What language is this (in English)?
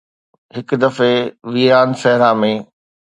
Sindhi